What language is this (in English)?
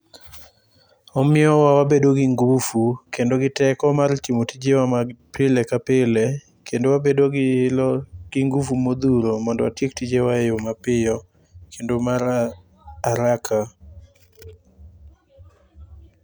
Luo (Kenya and Tanzania)